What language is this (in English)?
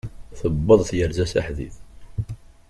Kabyle